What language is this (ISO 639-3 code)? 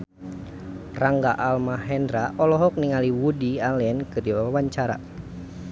sun